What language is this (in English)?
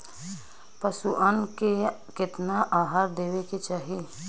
Bhojpuri